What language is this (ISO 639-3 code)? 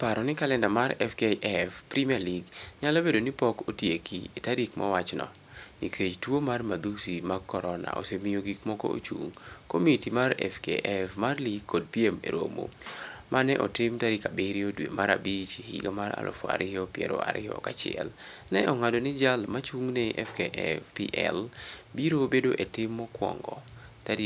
luo